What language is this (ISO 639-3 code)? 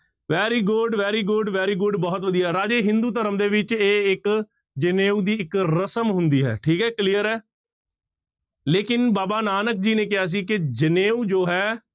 pan